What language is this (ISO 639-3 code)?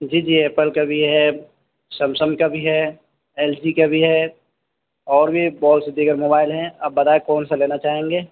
urd